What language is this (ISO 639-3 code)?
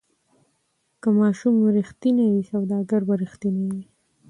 pus